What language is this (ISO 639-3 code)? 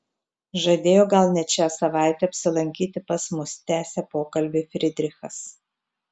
lit